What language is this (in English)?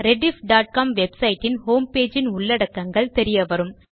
Tamil